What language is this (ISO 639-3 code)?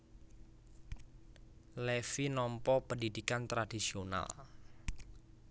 jav